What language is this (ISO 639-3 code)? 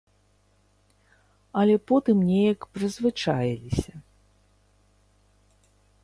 bel